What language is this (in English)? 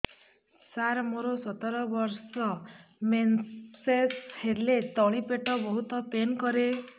Odia